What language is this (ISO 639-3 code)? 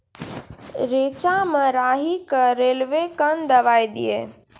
mai